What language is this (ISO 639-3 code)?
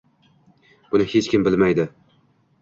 uzb